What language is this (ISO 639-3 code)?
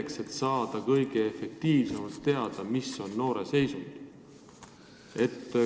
est